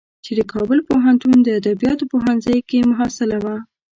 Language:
Pashto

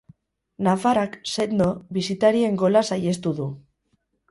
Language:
Basque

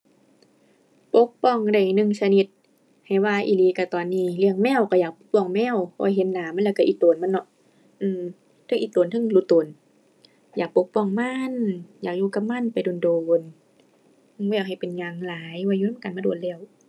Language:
Thai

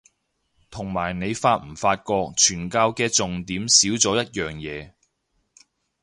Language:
Cantonese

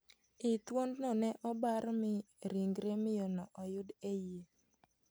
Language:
Luo (Kenya and Tanzania)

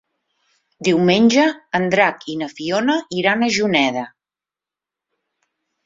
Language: Catalan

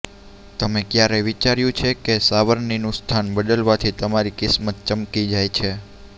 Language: Gujarati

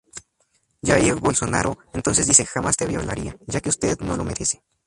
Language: Spanish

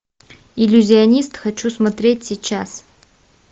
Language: Russian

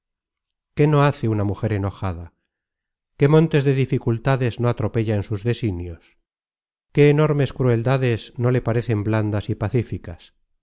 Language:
Spanish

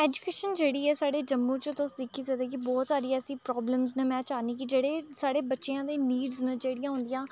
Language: Dogri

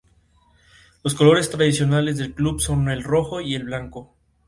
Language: Spanish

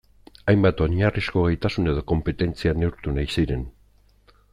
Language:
Basque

